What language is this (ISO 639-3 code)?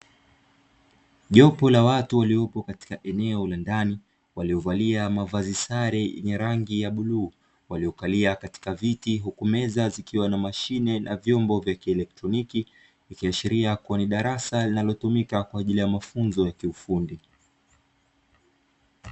swa